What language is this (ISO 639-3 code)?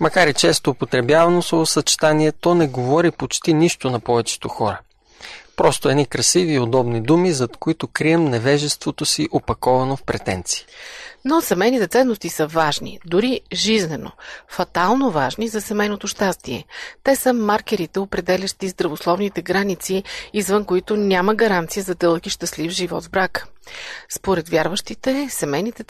bul